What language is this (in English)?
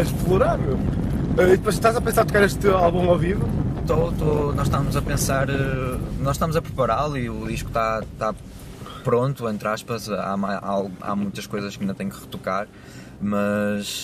Portuguese